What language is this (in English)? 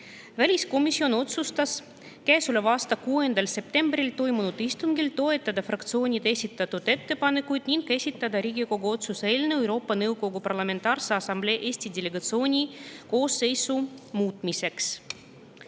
Estonian